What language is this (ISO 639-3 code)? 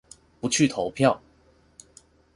zho